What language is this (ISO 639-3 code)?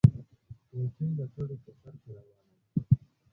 pus